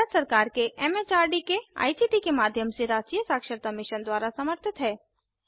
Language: Hindi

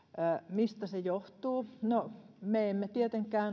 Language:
Finnish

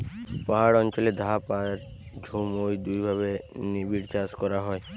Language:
Bangla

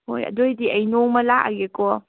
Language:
Manipuri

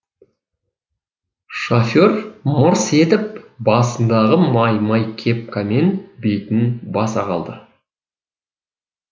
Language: Kazakh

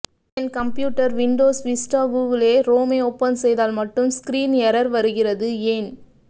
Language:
Tamil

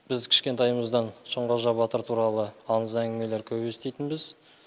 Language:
Kazakh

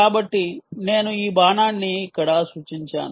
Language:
Telugu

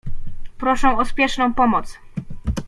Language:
Polish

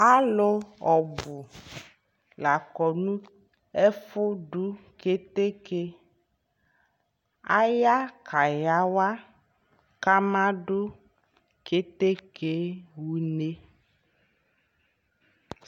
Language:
Ikposo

